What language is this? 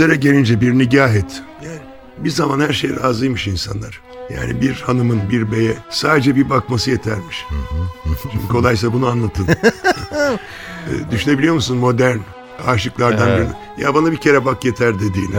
Turkish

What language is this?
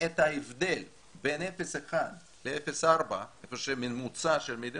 Hebrew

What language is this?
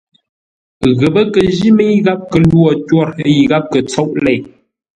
Ngombale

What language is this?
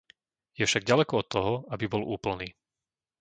Slovak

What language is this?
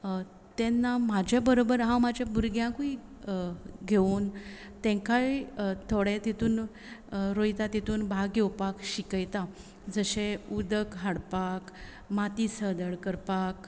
Konkani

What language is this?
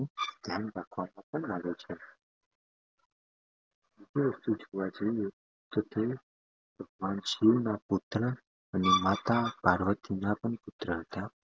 Gujarati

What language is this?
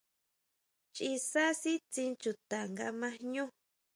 Huautla Mazatec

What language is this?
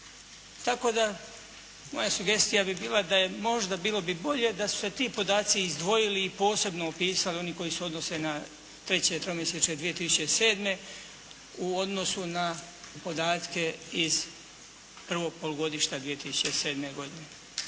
Croatian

